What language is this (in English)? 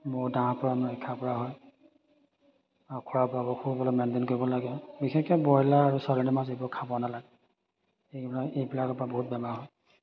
Assamese